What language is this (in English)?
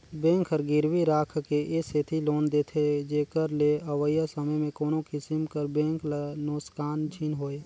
Chhattisgarhi